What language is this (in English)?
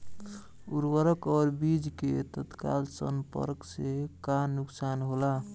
Bhojpuri